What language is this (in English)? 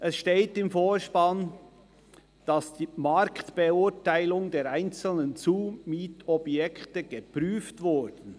Swiss German